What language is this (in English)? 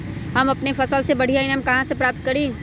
Magahi